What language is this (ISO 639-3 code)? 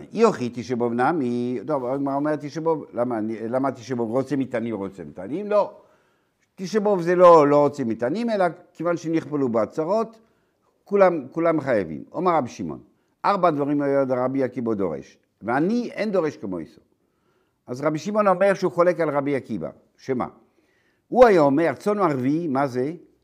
heb